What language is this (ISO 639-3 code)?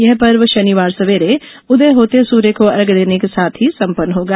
hin